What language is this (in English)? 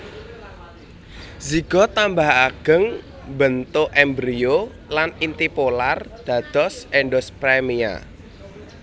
Javanese